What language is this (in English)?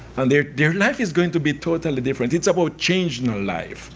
English